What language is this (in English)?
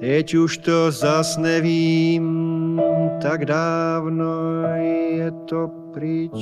Czech